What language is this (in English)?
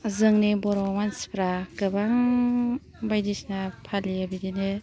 Bodo